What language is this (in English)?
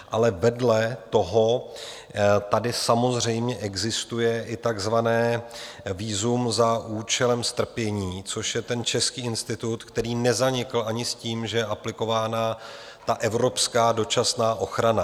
Czech